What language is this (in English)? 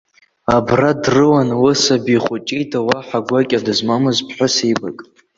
Abkhazian